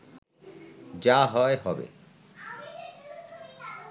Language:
Bangla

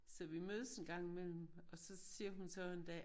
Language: Danish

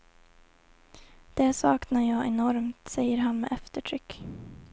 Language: Swedish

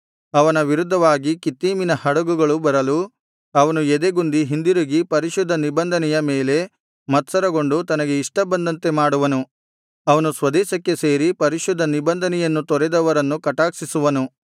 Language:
Kannada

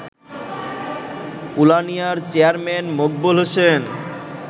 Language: Bangla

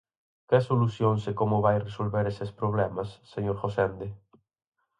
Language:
Galician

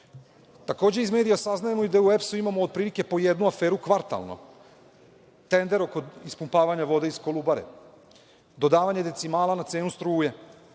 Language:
Serbian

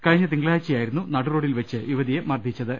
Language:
Malayalam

